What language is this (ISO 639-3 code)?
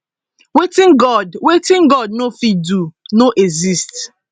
pcm